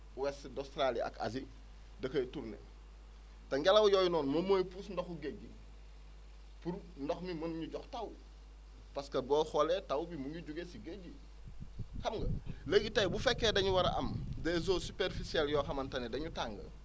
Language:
Wolof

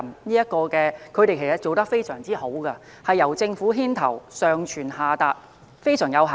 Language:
Cantonese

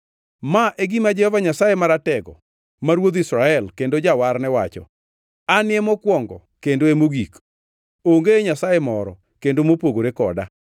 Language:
Luo (Kenya and Tanzania)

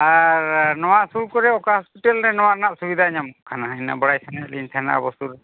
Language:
Santali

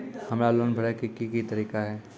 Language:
Maithili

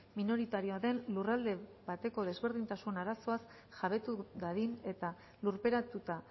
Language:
Basque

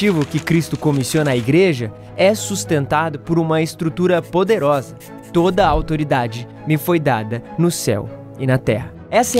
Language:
Portuguese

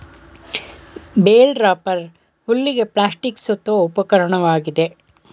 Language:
Kannada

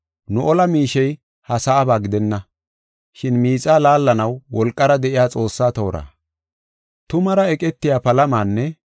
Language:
Gofa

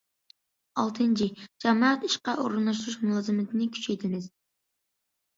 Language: Uyghur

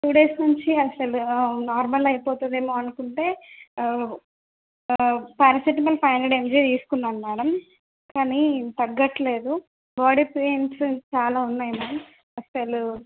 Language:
Telugu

